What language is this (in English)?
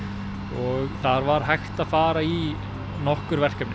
Icelandic